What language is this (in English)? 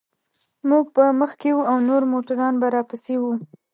Pashto